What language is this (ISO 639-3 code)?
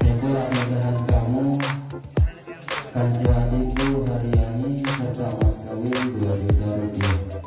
ind